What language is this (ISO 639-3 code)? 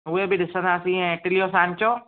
snd